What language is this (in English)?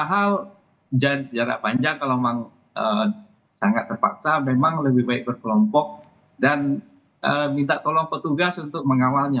Indonesian